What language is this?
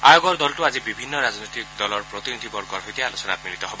Assamese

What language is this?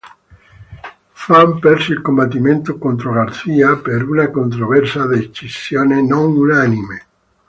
Italian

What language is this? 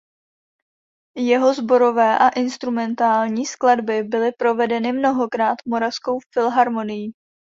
Czech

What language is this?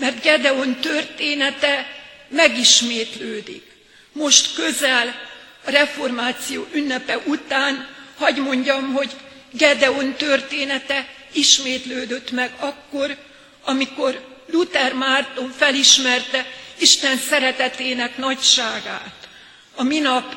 Hungarian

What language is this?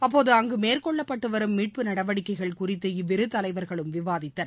Tamil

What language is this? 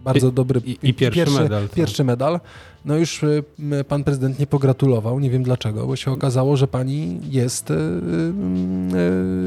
Polish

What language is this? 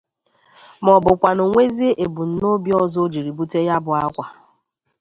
Igbo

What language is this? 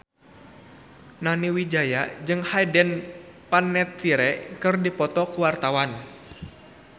Sundanese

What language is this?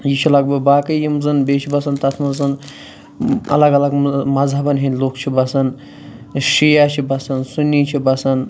Kashmiri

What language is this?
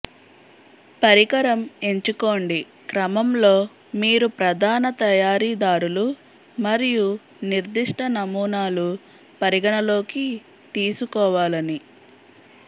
Telugu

